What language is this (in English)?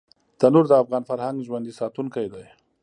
Pashto